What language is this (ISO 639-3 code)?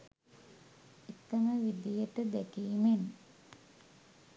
sin